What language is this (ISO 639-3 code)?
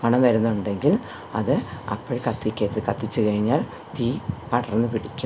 mal